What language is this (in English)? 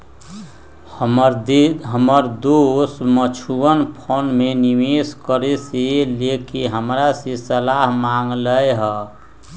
Magahi